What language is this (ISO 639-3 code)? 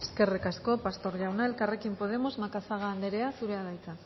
eus